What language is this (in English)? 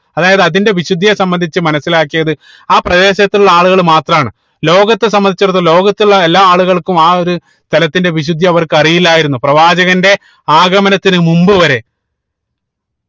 Malayalam